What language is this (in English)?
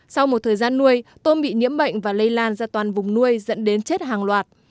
Vietnamese